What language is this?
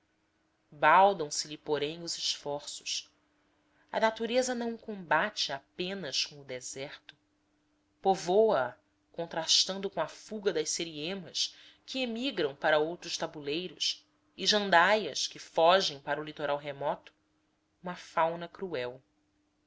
Portuguese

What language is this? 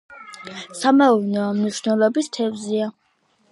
Georgian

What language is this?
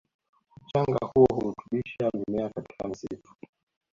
Swahili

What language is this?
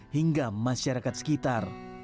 Indonesian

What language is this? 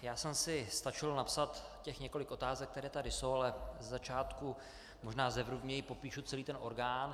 Czech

